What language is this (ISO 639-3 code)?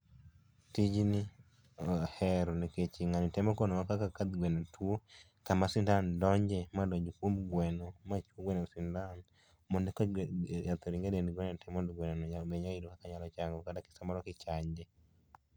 luo